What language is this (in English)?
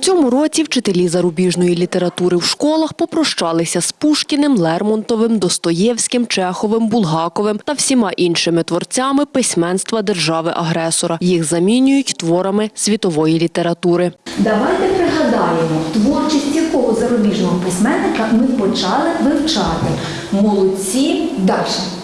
Ukrainian